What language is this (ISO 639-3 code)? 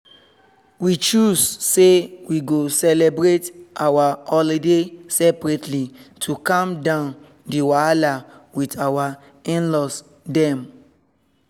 pcm